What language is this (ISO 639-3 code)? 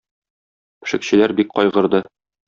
tat